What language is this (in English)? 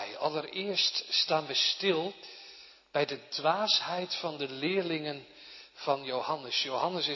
Dutch